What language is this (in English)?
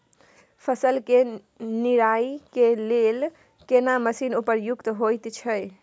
Maithili